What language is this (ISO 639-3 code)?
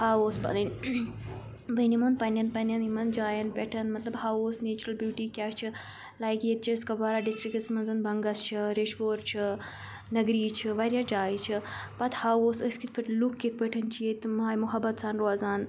kas